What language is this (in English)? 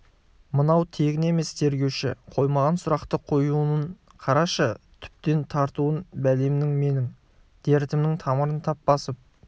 Kazakh